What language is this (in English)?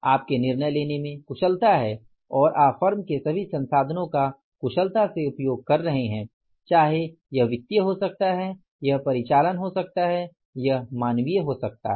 Hindi